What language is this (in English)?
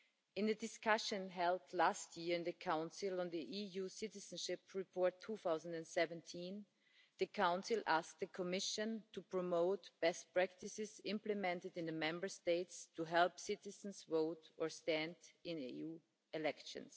English